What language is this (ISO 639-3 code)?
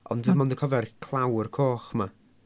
cym